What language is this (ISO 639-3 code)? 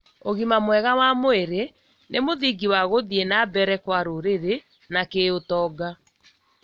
kik